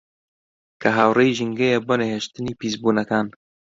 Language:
Central Kurdish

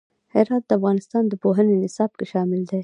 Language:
Pashto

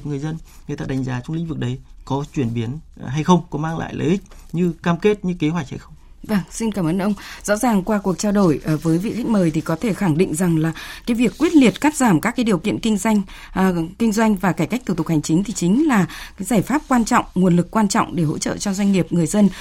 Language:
Vietnamese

